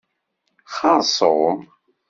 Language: Kabyle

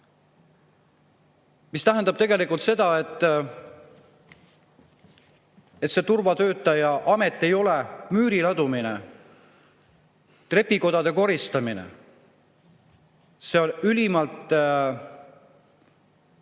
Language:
Estonian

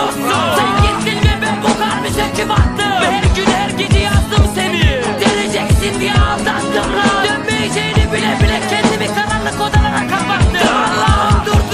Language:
Turkish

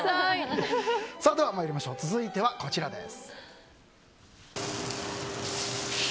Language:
Japanese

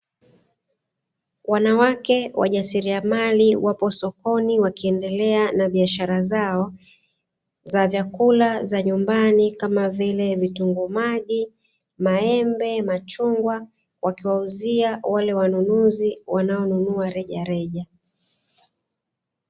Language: Swahili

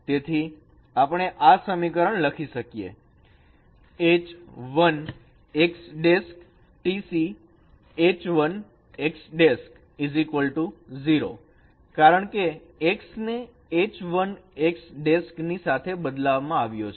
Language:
Gujarati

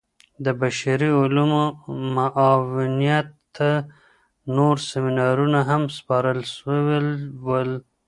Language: Pashto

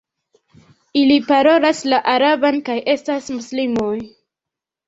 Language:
Esperanto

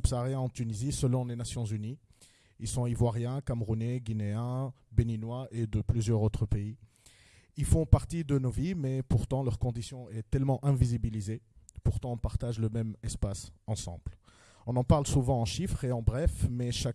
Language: French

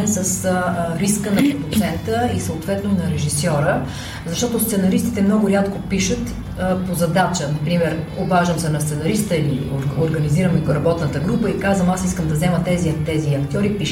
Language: Bulgarian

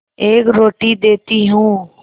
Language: Hindi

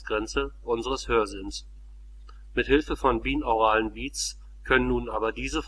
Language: German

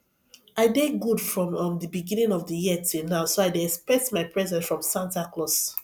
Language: Nigerian Pidgin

